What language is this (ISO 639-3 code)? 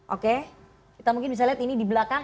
ind